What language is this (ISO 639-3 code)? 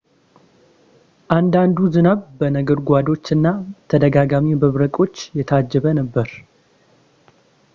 amh